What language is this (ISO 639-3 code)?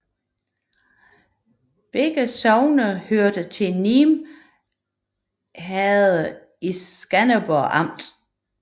dan